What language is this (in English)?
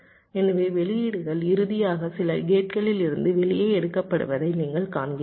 Tamil